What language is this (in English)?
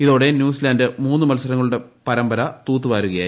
Malayalam